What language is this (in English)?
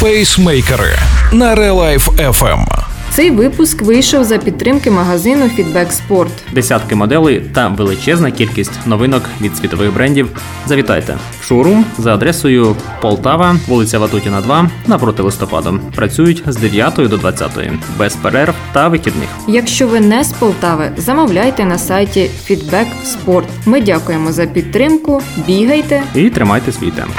Ukrainian